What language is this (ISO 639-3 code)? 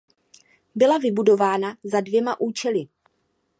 ces